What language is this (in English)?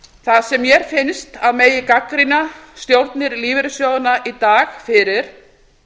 Icelandic